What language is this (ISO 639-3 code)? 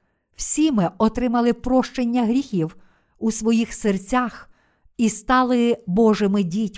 ukr